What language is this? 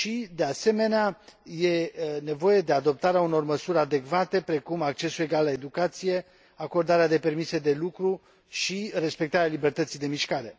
Romanian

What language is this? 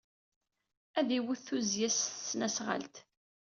Kabyle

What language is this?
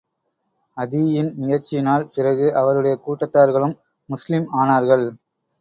Tamil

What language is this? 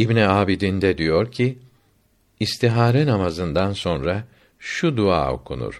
Turkish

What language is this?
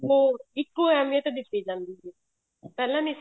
Punjabi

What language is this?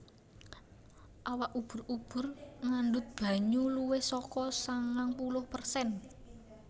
Javanese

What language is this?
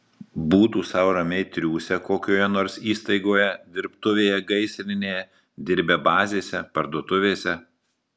Lithuanian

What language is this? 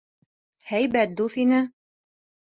Bashkir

